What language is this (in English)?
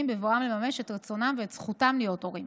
Hebrew